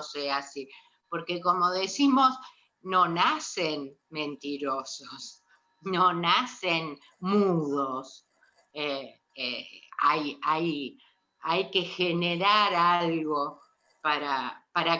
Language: Spanish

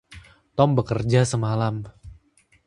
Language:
Indonesian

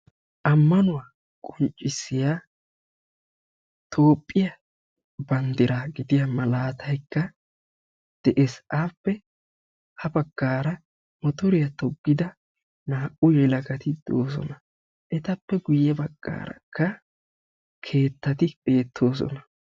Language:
Wolaytta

